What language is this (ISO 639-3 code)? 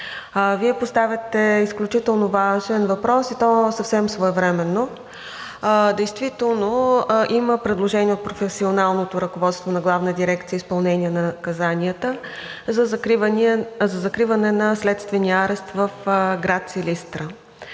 bul